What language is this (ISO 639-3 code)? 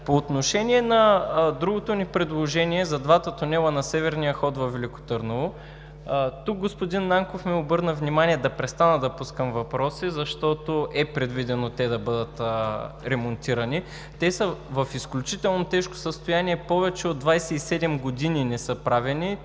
bul